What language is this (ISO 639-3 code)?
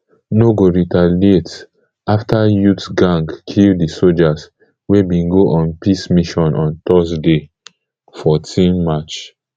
pcm